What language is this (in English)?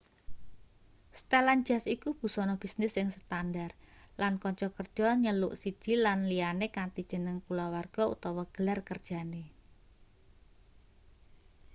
Javanese